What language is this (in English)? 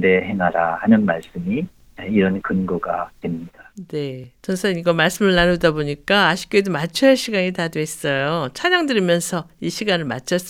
Korean